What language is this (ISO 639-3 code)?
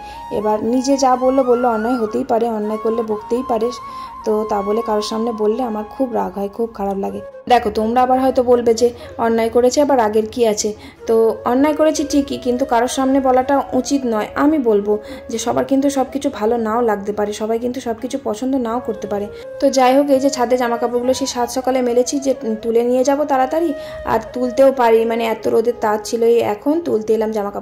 ben